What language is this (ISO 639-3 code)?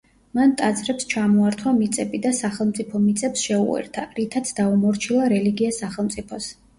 kat